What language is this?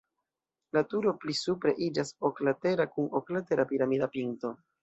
Esperanto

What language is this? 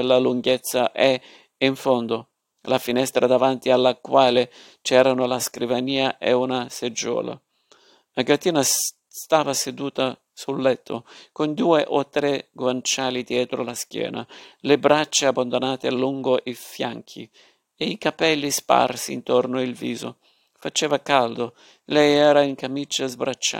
Italian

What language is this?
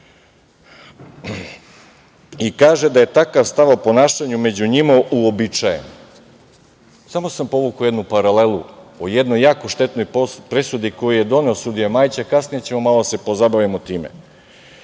Serbian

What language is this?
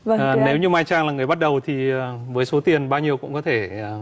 Vietnamese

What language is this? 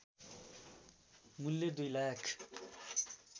Nepali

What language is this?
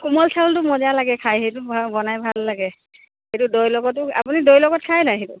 Assamese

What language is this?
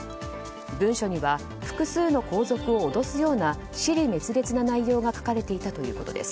Japanese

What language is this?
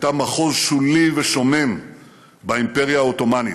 Hebrew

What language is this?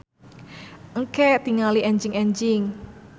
Sundanese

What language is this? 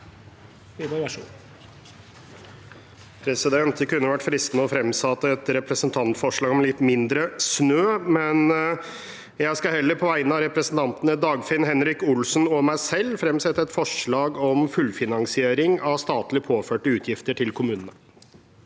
Norwegian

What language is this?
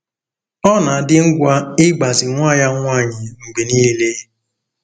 Igbo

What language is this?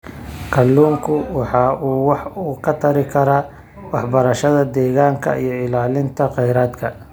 Somali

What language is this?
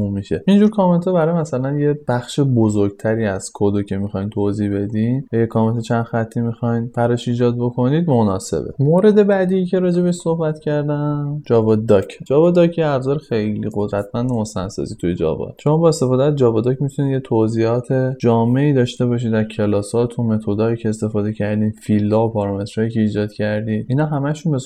Persian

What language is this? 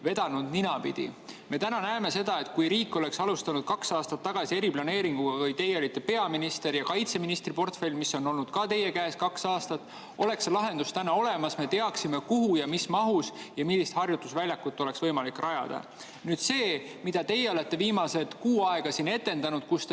Estonian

